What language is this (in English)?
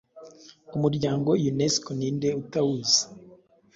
Kinyarwanda